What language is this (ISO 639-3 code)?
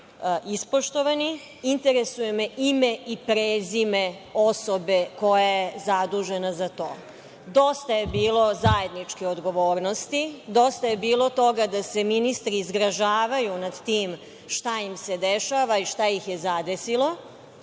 srp